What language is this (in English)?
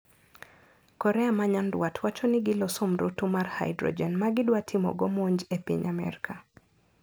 Luo (Kenya and Tanzania)